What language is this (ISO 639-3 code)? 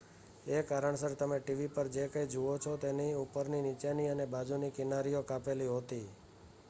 guj